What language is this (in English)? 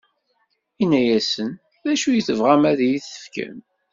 Kabyle